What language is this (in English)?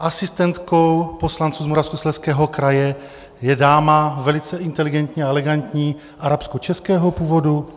Czech